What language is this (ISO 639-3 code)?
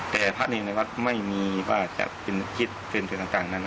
tha